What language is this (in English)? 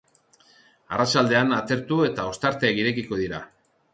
Basque